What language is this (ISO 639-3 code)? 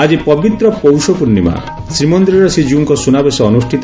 ori